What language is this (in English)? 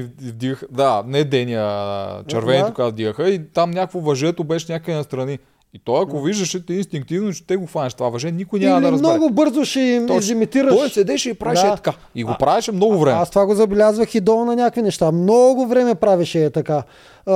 Bulgarian